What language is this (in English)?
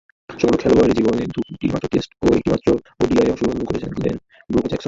Bangla